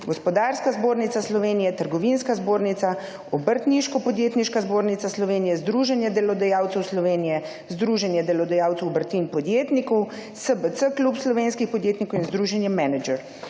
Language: Slovenian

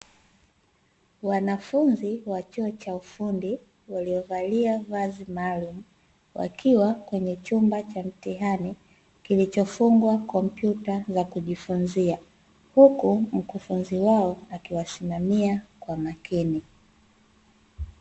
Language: Swahili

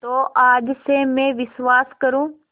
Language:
Hindi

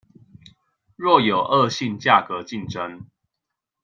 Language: Chinese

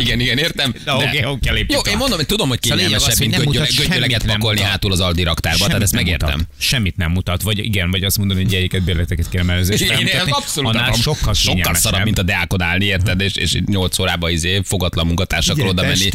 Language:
Hungarian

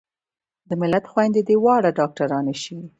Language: Pashto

